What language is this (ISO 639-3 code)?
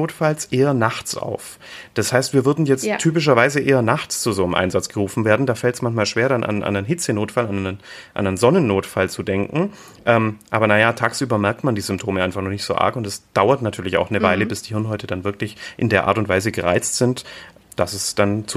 deu